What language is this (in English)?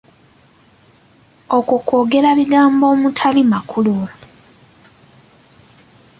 Ganda